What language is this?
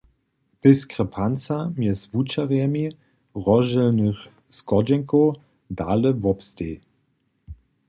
Upper Sorbian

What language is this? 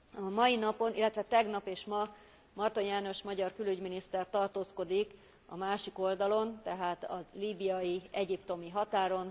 Hungarian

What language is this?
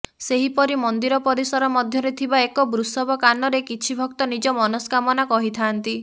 Odia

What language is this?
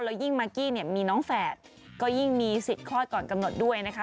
Thai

